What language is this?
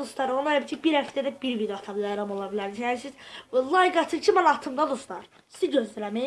Turkish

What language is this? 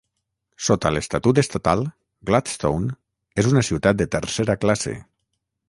Catalan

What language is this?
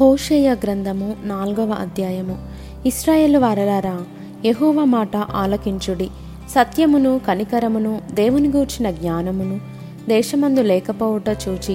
Telugu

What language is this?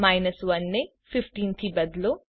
Gujarati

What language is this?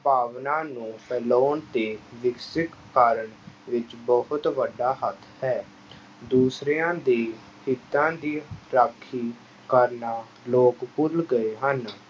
Punjabi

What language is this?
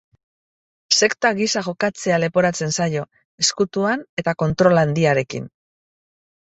Basque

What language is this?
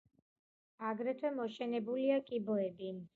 Georgian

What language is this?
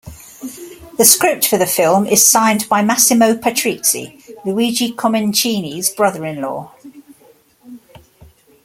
English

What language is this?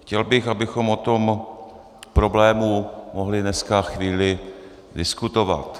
Czech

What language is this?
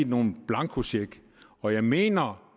Danish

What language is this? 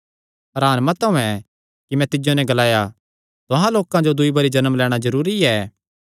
Kangri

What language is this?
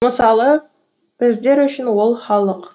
Kazakh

